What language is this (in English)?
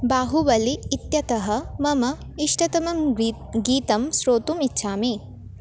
Sanskrit